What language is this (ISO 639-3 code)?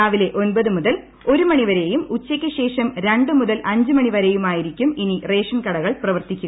mal